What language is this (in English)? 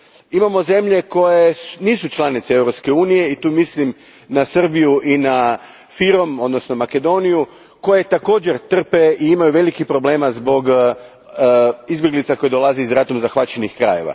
Croatian